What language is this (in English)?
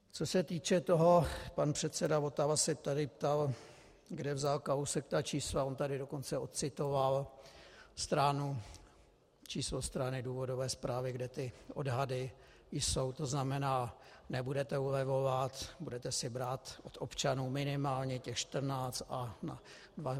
Czech